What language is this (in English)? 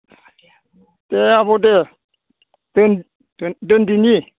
Bodo